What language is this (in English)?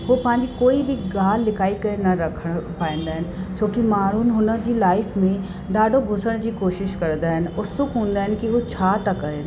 Sindhi